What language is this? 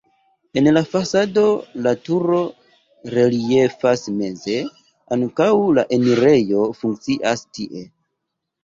Esperanto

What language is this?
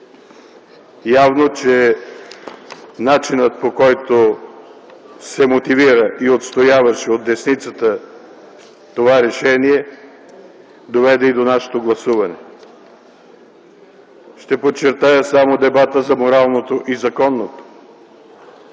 Bulgarian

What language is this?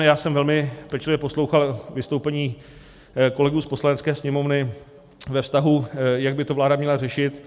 Czech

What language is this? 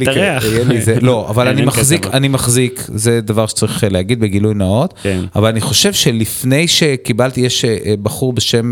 Hebrew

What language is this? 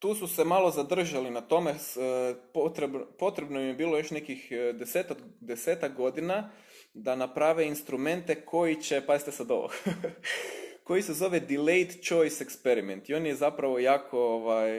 Croatian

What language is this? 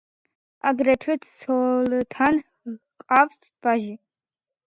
Georgian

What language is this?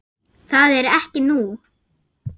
Icelandic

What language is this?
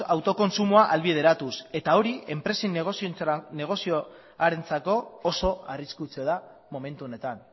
Basque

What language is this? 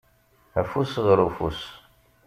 Kabyle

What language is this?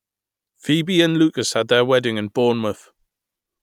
English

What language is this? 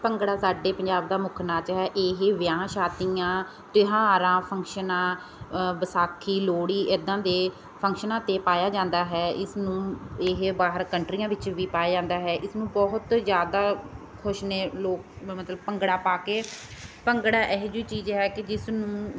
Punjabi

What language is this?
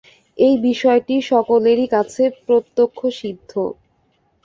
Bangla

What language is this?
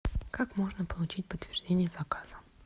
Russian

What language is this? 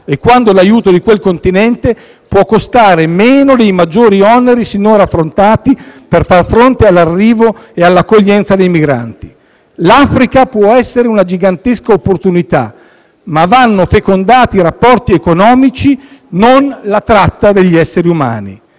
Italian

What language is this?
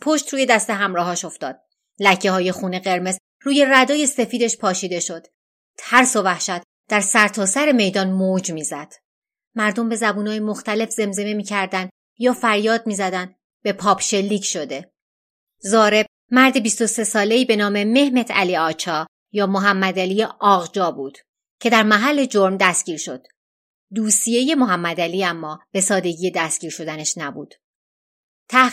Persian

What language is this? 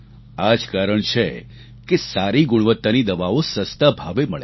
Gujarati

